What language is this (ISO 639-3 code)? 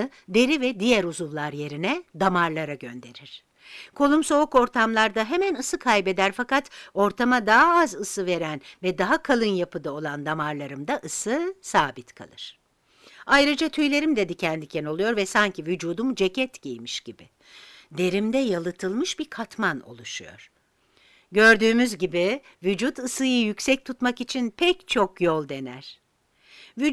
tur